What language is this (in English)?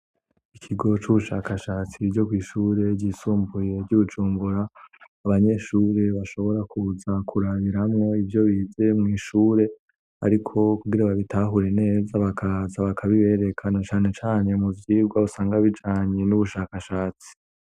Rundi